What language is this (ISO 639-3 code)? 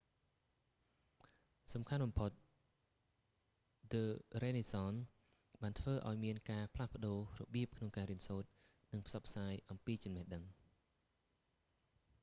khm